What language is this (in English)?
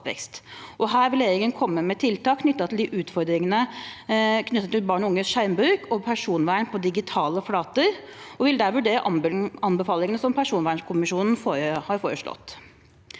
Norwegian